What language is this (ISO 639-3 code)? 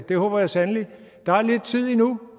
dan